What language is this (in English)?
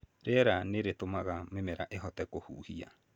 Kikuyu